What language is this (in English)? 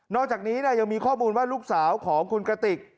Thai